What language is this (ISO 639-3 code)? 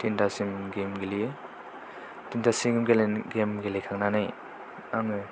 brx